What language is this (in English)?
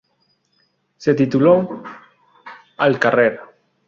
Spanish